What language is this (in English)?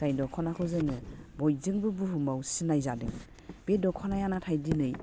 Bodo